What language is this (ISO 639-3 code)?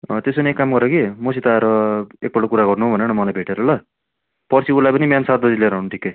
nep